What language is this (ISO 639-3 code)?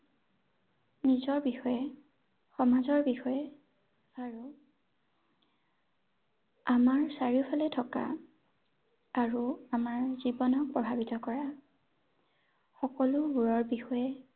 asm